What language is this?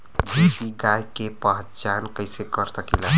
Bhojpuri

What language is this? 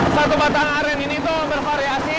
Indonesian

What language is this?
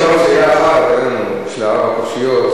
Hebrew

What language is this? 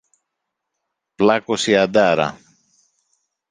Greek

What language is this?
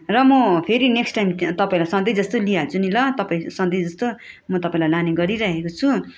Nepali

